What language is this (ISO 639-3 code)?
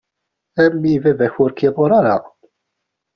kab